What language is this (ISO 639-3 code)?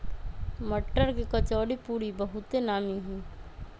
mag